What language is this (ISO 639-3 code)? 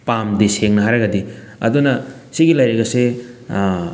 mni